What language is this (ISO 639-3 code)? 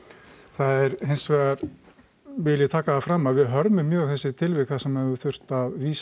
isl